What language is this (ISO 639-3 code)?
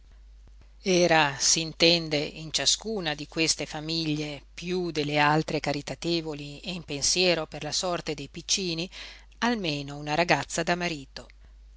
ita